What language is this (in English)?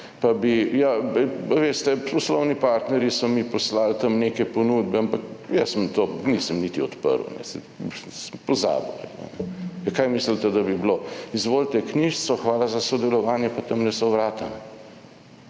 Slovenian